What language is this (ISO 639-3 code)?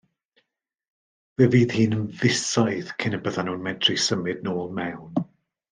cym